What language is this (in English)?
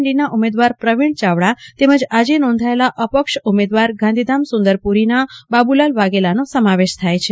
Gujarati